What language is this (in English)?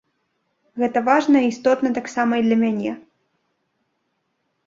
Belarusian